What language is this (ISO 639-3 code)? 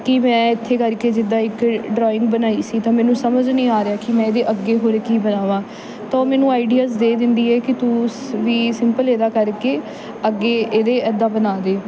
pan